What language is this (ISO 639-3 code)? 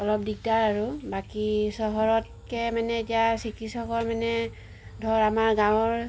asm